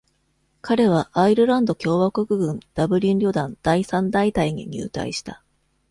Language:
Japanese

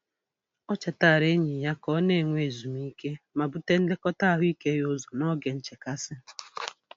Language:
Igbo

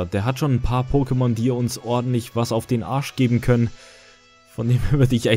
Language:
German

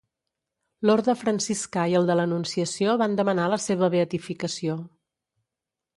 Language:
Catalan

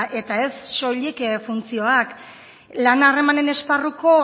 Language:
Basque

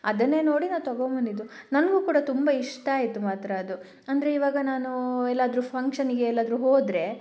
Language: Kannada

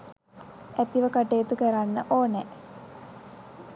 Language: Sinhala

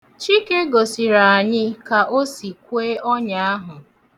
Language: Igbo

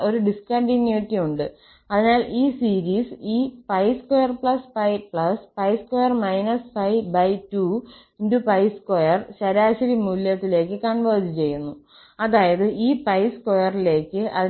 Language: Malayalam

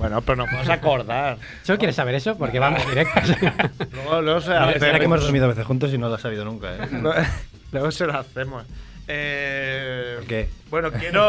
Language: Spanish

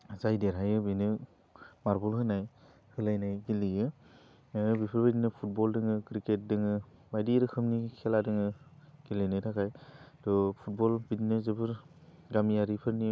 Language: Bodo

